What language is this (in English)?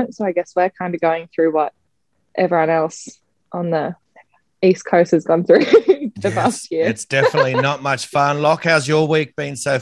English